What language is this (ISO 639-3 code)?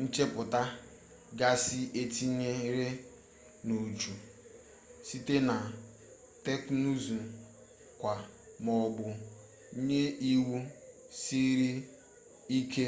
ibo